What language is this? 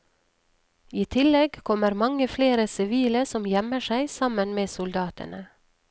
Norwegian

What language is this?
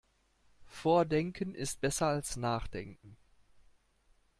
German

